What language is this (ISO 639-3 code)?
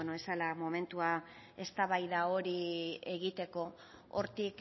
eus